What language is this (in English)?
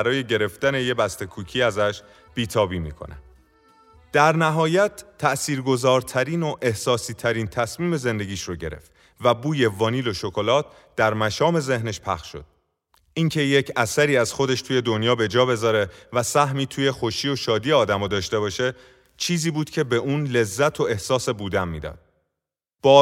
Persian